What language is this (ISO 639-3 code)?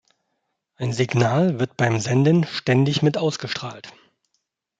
deu